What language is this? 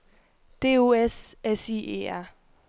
Danish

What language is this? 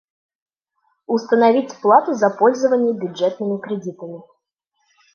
Bashkir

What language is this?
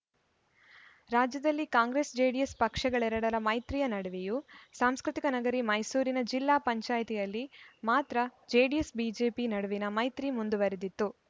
Kannada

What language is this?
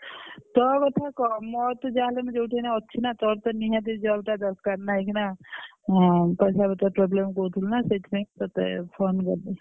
Odia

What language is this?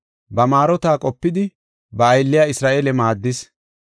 Gofa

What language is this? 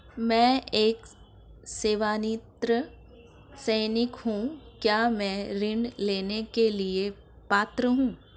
Hindi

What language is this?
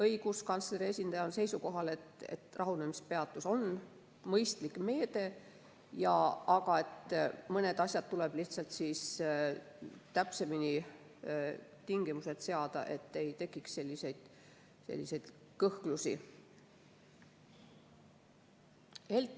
Estonian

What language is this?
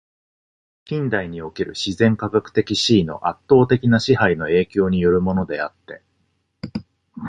Japanese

